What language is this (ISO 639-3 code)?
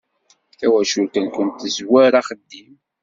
kab